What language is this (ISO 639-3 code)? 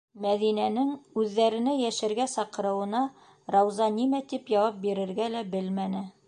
bak